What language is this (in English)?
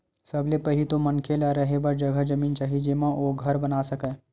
Chhattisgarhi